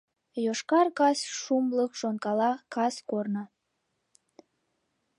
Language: Mari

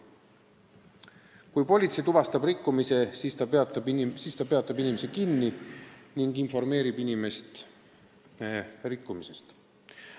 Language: Estonian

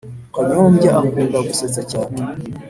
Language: Kinyarwanda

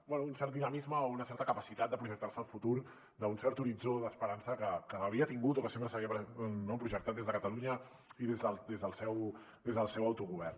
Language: Catalan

